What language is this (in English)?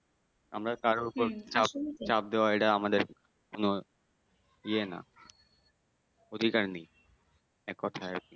Bangla